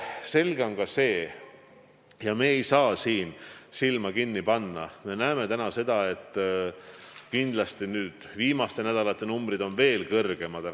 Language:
Estonian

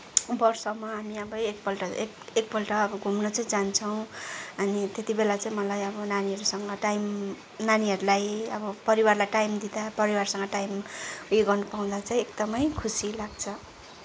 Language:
Nepali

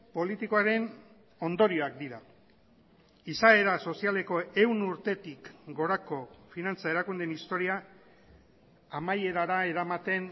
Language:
Basque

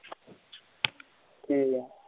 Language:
Punjabi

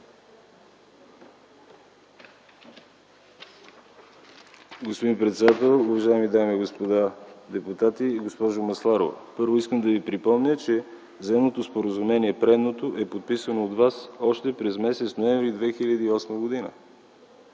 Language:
Bulgarian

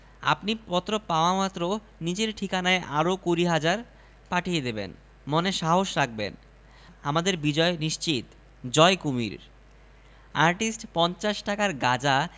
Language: Bangla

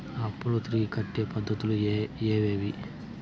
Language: Telugu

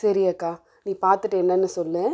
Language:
Tamil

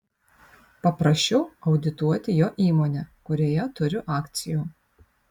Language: Lithuanian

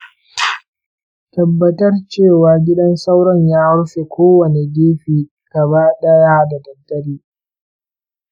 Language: Hausa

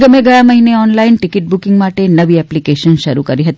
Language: Gujarati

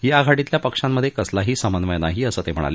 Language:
Marathi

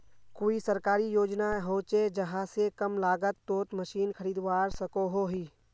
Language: Magahi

